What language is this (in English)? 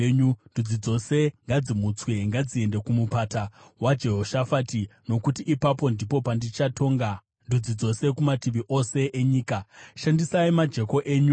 Shona